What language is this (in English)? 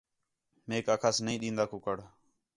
Khetrani